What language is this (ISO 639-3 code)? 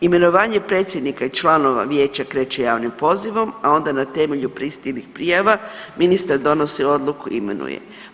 hrv